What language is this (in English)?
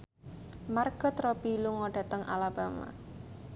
Javanese